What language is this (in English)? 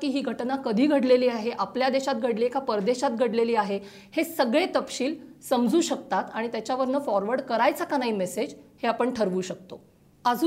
Marathi